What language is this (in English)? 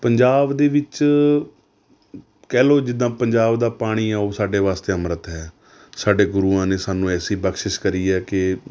Punjabi